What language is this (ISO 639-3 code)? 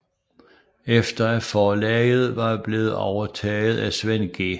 dan